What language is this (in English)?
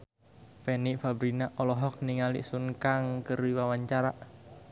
Sundanese